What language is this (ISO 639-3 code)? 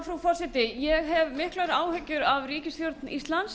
isl